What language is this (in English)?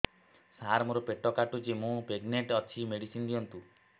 Odia